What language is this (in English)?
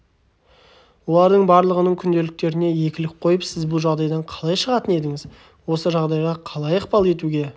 Kazakh